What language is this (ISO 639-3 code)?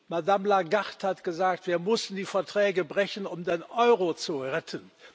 deu